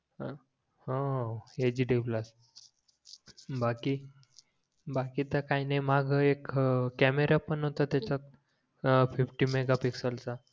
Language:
Marathi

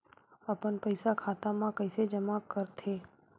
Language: Chhattisgarhi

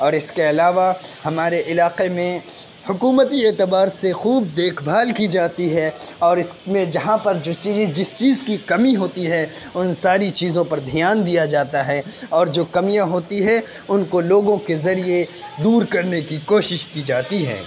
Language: Urdu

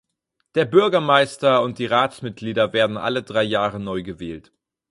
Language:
German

